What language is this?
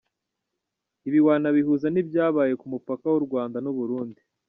Kinyarwanda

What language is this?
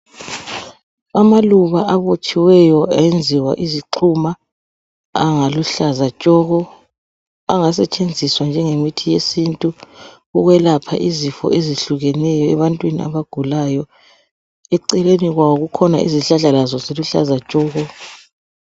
North Ndebele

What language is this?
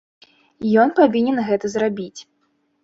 Belarusian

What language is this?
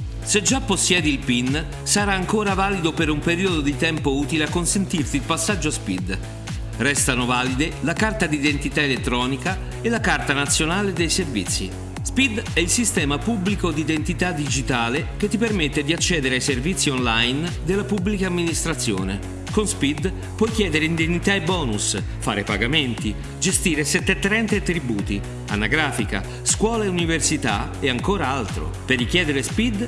Italian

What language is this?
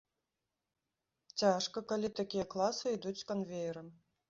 Belarusian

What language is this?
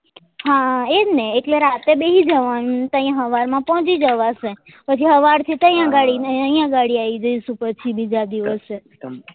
Gujarati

